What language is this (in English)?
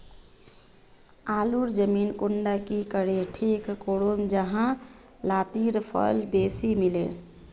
Magahi